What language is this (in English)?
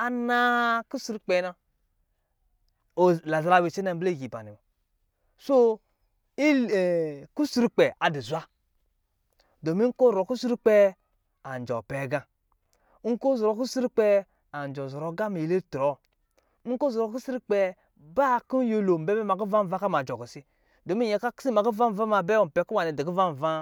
Lijili